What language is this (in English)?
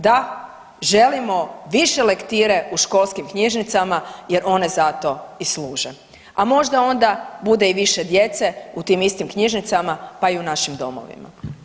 Croatian